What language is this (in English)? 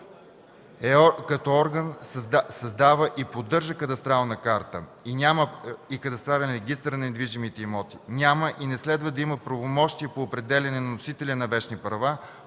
Bulgarian